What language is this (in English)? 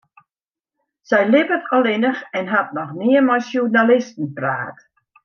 Western Frisian